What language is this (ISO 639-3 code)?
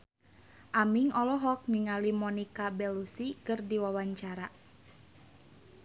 sun